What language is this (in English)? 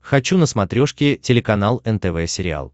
Russian